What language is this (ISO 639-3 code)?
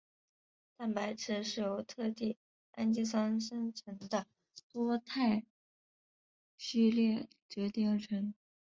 zho